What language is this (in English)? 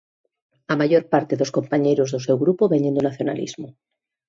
Galician